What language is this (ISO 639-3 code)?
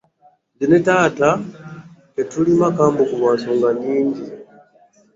lug